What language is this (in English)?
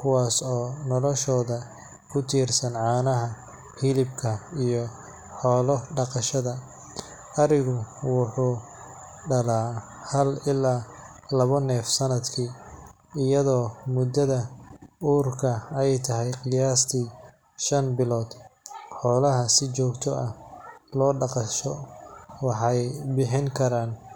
Somali